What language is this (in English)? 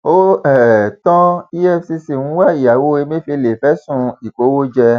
Yoruba